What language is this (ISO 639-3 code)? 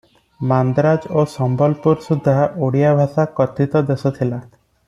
ori